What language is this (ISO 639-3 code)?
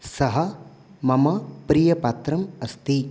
san